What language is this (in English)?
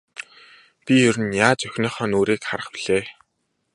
Mongolian